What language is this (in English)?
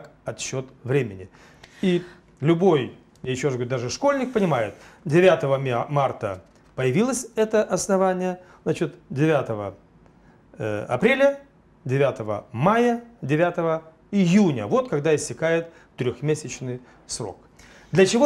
Russian